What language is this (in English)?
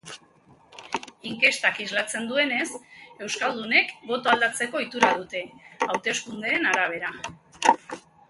Basque